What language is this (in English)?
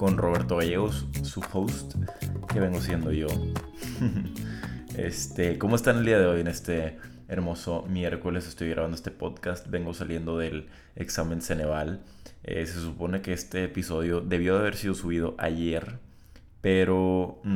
Spanish